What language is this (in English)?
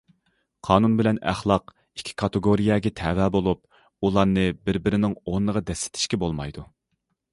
Uyghur